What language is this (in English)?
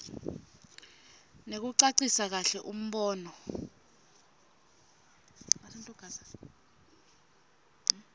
Swati